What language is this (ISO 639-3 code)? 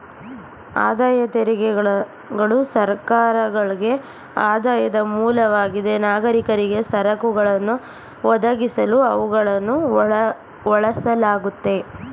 kan